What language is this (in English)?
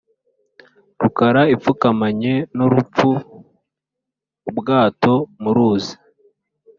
Kinyarwanda